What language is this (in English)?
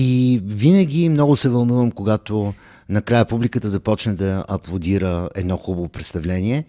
Bulgarian